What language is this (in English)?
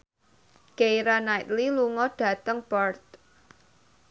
Javanese